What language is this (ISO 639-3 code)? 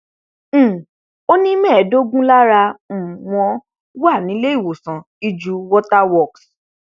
yor